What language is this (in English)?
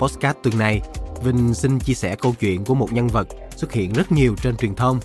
Vietnamese